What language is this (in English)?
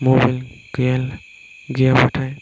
Bodo